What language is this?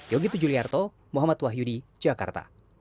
Indonesian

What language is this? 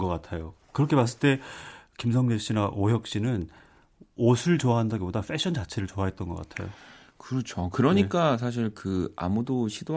Korean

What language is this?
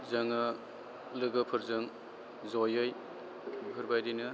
Bodo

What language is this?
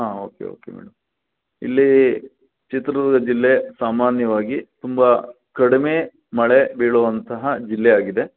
Kannada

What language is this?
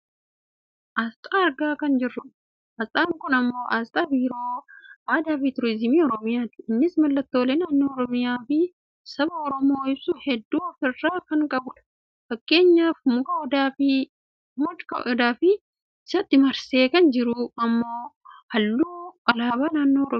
Oromo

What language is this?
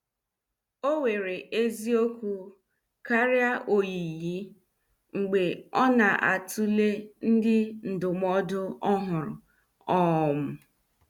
Igbo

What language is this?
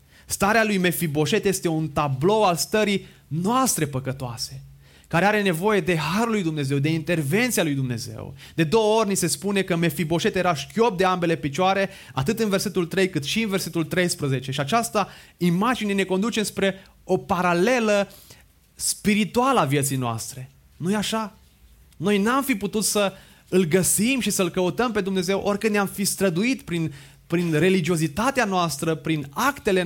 Romanian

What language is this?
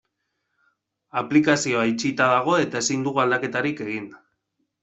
Basque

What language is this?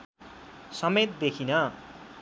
Nepali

